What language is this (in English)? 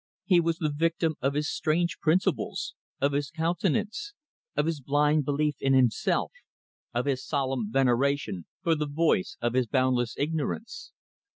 English